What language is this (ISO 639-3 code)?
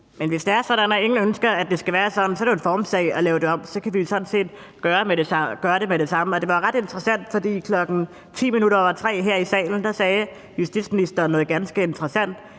dan